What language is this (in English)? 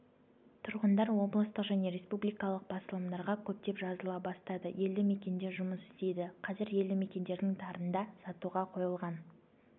Kazakh